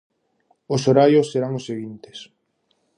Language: Galician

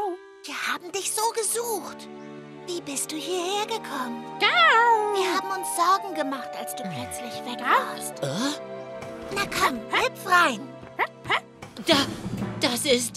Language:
German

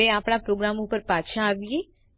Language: Gujarati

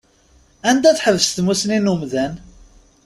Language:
Kabyle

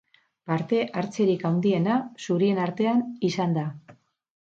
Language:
Basque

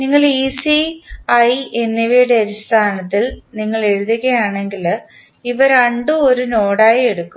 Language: Malayalam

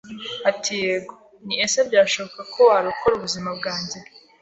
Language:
Kinyarwanda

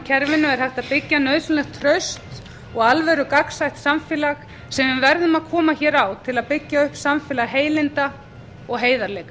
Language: Icelandic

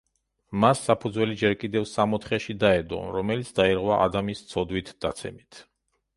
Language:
Georgian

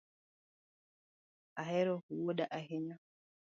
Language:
Luo (Kenya and Tanzania)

